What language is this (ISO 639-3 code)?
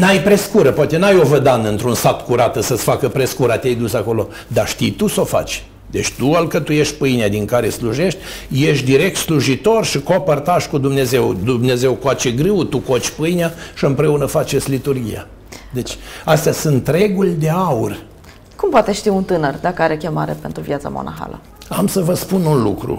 ron